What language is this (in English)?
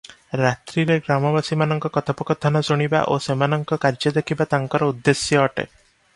Odia